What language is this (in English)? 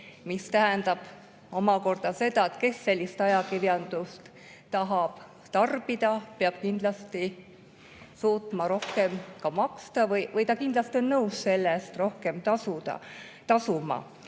Estonian